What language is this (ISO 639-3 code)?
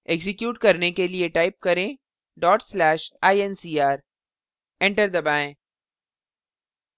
hin